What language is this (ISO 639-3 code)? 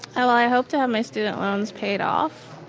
eng